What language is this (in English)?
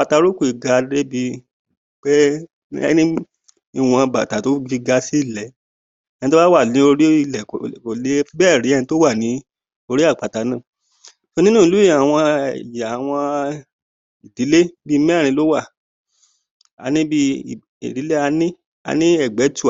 Yoruba